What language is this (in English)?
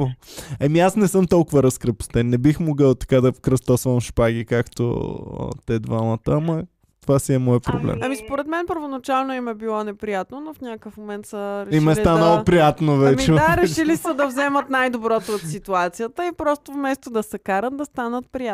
Bulgarian